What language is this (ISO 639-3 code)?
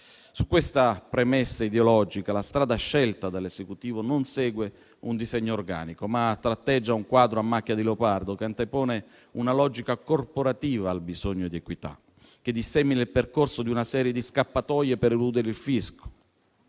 ita